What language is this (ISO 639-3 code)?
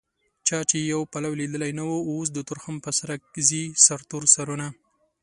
pus